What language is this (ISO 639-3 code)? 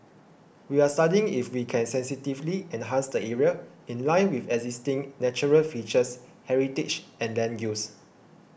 eng